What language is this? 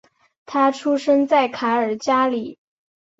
Chinese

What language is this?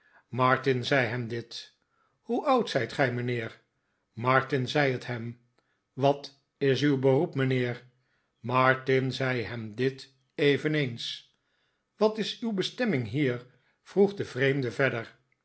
Dutch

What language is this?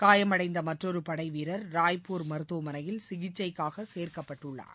Tamil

